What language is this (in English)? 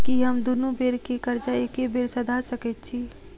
Maithili